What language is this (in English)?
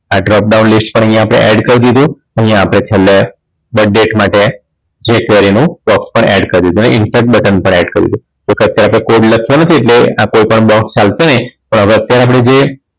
Gujarati